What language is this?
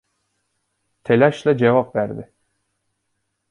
Turkish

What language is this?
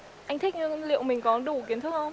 Vietnamese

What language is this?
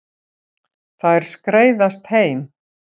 Icelandic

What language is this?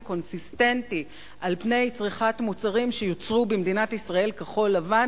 Hebrew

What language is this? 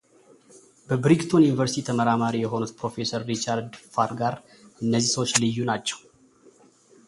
Amharic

